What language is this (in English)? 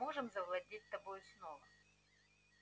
Russian